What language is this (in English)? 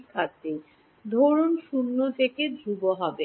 Bangla